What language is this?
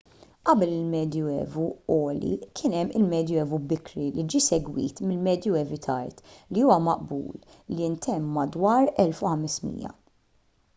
Maltese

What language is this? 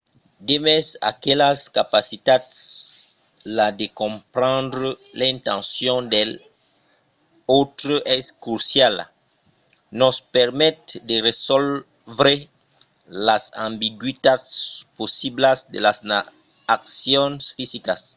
Occitan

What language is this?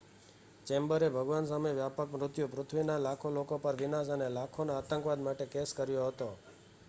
Gujarati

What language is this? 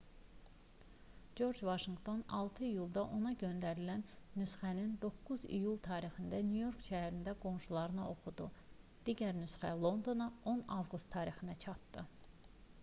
Azerbaijani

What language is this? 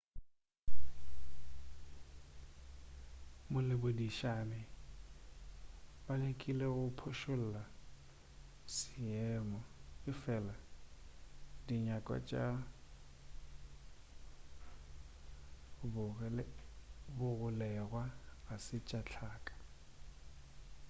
Northern Sotho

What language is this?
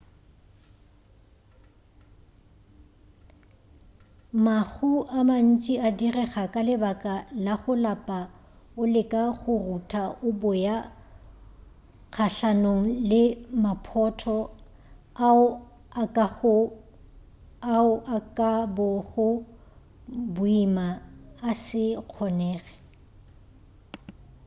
Northern Sotho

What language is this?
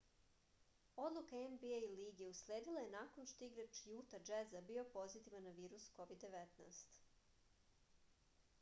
Serbian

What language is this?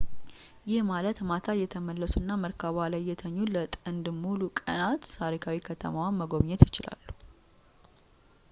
Amharic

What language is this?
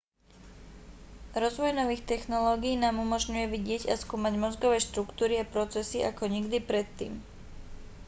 Slovak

